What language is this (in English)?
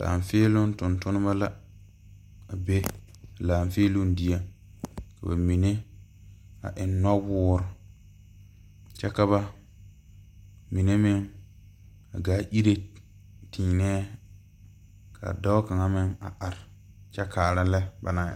Southern Dagaare